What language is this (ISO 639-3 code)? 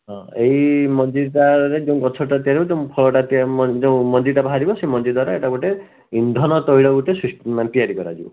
ori